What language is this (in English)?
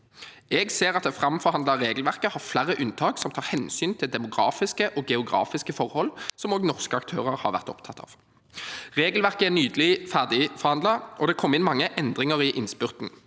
Norwegian